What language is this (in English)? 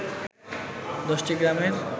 Bangla